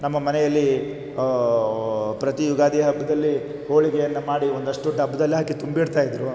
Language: Kannada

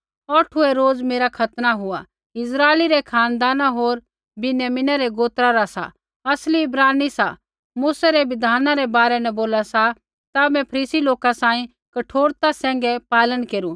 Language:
Kullu Pahari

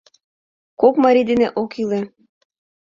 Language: Mari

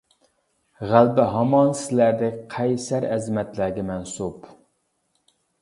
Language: Uyghur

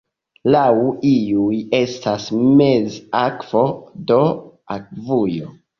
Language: Esperanto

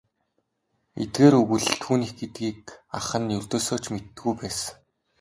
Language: Mongolian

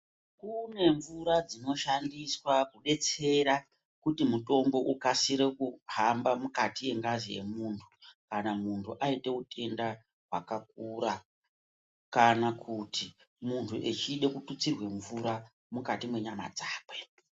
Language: Ndau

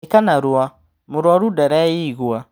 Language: Kikuyu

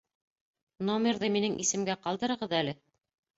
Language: Bashkir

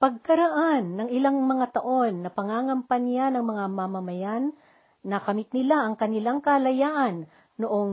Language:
Filipino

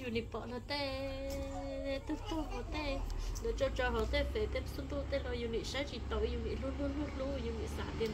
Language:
Vietnamese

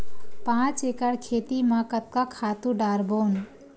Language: Chhattisgarhi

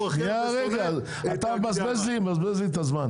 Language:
Hebrew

